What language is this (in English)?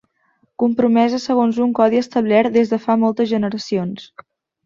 Catalan